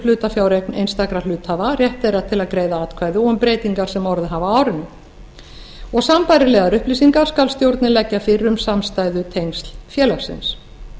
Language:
Icelandic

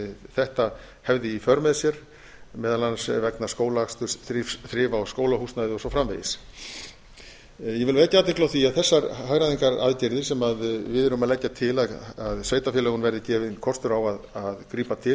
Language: Icelandic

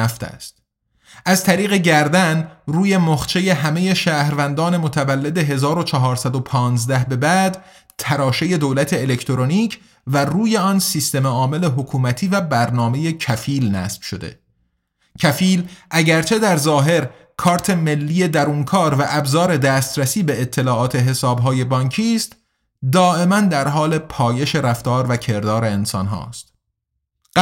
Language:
Persian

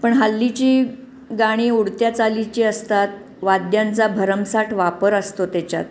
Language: Marathi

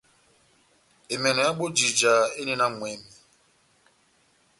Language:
Batanga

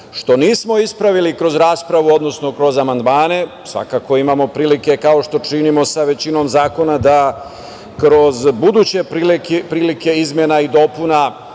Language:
Serbian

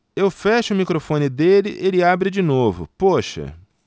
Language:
Portuguese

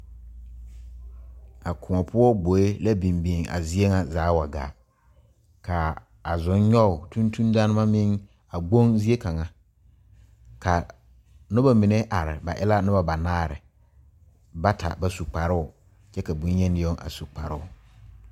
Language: Southern Dagaare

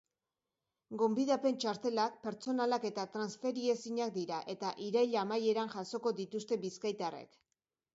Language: Basque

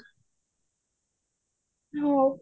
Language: Odia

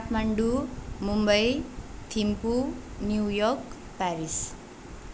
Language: Nepali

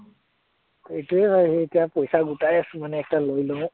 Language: Assamese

